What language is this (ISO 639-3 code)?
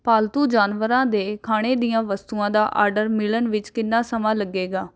pan